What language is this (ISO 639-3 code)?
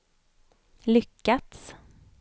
swe